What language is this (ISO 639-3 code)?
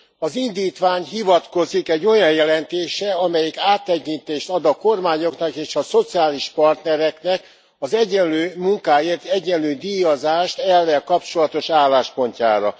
hun